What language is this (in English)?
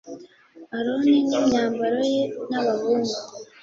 Kinyarwanda